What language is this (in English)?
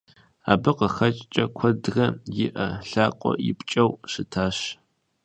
Kabardian